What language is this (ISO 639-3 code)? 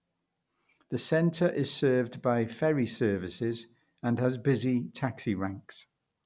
eng